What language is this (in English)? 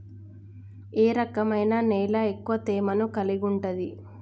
Telugu